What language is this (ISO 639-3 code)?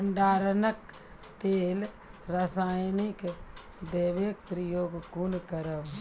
mai